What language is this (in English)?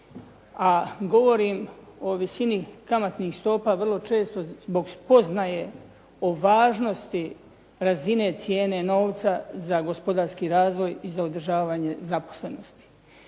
Croatian